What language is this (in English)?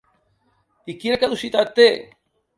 Catalan